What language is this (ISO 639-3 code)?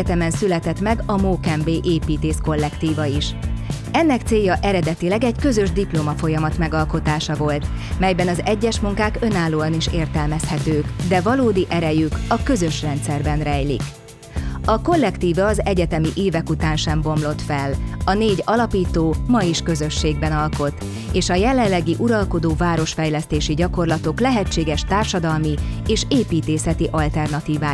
hun